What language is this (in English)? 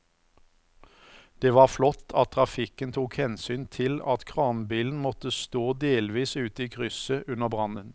Norwegian